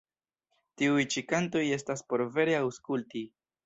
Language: Esperanto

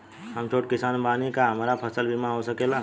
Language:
Bhojpuri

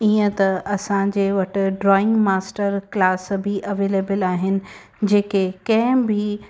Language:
Sindhi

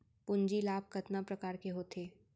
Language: Chhattisgarhi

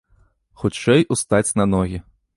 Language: Belarusian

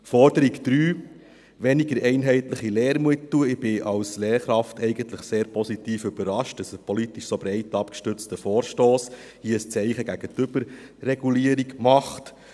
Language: Swiss German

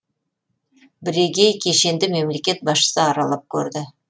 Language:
Kazakh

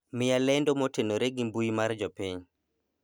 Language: Luo (Kenya and Tanzania)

